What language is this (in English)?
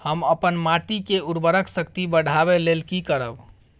Maithili